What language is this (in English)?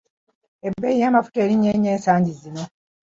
Ganda